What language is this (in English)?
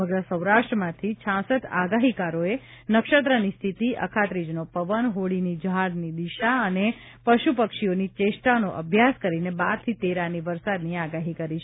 Gujarati